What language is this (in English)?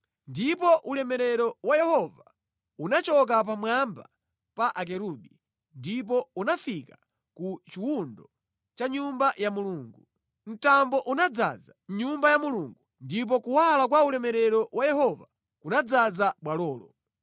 Nyanja